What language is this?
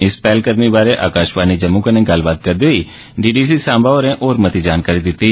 Dogri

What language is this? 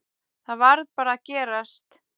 Icelandic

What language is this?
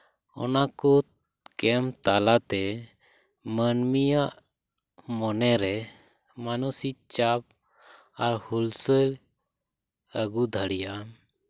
Santali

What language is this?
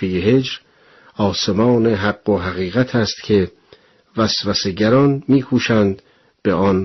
Persian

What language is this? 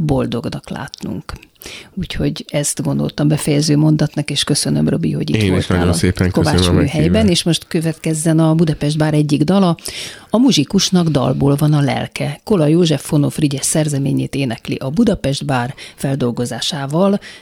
Hungarian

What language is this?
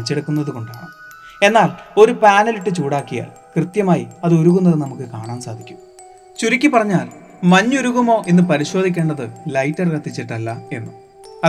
Malayalam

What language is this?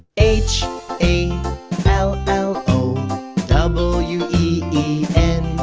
English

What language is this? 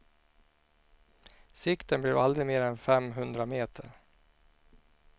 Swedish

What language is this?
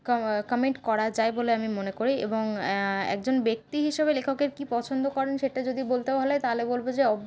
Bangla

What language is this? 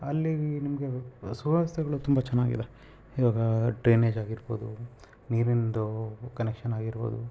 Kannada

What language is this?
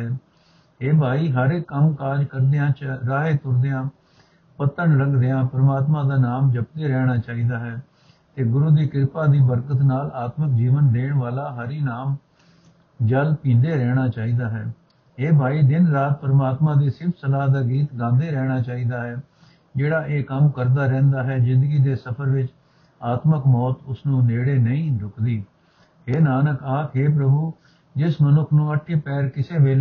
Punjabi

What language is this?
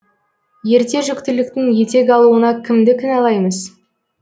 Kazakh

